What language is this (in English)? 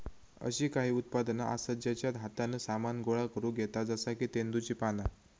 Marathi